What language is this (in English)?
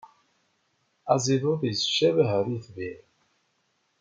Kabyle